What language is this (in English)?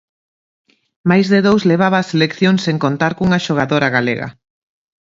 Galician